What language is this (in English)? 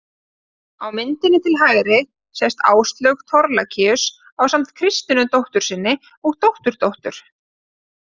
Icelandic